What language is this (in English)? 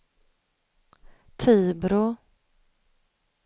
Swedish